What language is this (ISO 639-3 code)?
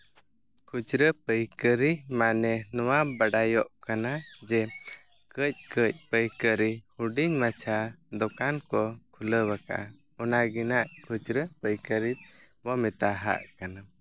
sat